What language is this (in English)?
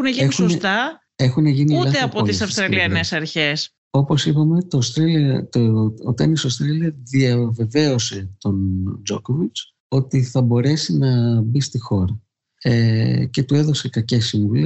Greek